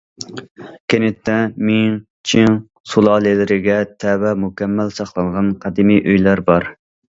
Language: Uyghur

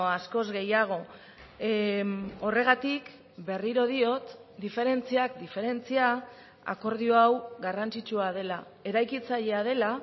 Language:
Basque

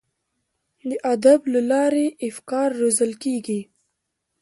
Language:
Pashto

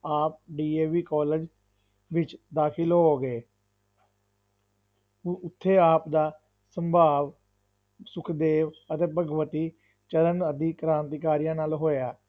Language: Punjabi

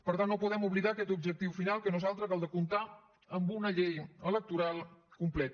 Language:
Catalan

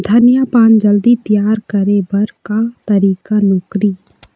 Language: Chhattisgarhi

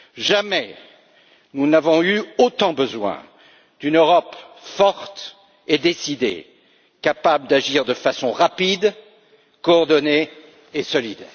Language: French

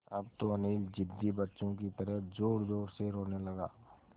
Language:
Hindi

